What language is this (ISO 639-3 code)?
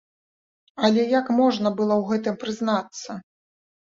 bel